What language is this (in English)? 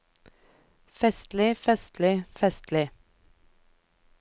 Norwegian